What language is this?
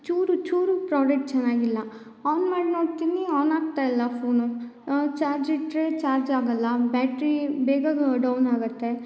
Kannada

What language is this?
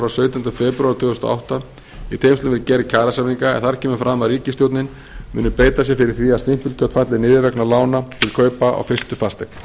Icelandic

